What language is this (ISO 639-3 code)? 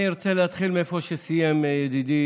heb